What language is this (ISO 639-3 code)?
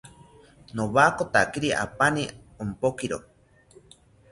cpy